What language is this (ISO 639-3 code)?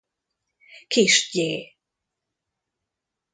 hun